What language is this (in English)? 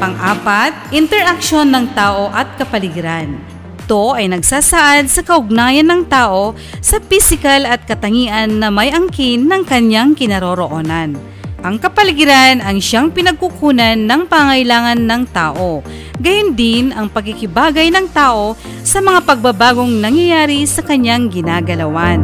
Filipino